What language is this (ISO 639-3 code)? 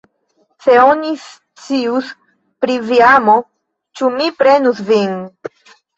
epo